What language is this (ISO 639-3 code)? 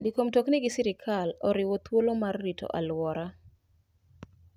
luo